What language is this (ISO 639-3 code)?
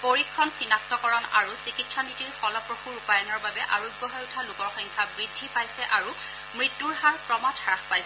asm